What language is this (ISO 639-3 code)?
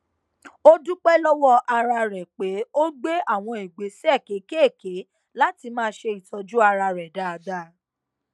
yor